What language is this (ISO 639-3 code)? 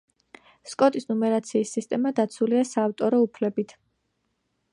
kat